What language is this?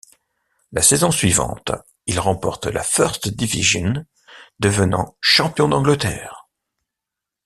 French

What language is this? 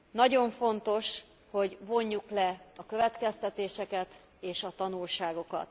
Hungarian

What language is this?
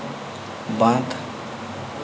Santali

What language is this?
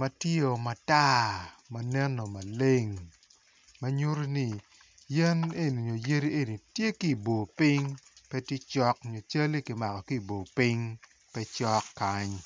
Acoli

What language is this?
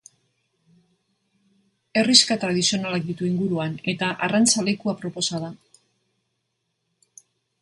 Basque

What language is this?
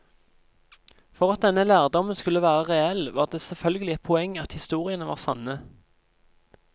Norwegian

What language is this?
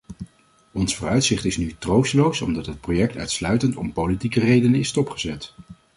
Dutch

